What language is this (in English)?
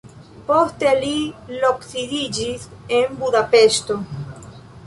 Esperanto